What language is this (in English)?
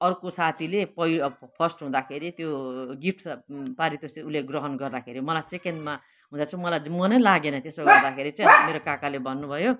Nepali